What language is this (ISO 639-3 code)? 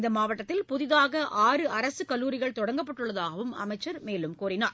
tam